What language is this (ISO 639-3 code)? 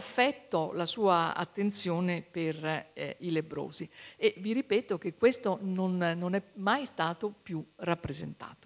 ita